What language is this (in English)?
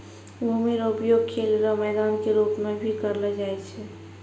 Maithili